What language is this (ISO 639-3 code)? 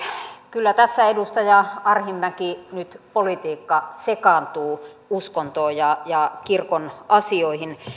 fin